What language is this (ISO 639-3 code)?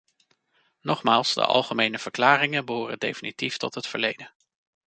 nld